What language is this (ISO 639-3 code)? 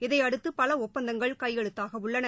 tam